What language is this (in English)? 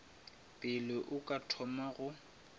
Northern Sotho